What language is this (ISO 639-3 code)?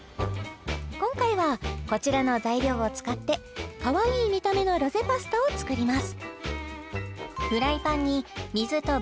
jpn